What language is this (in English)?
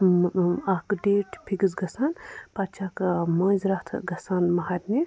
Kashmiri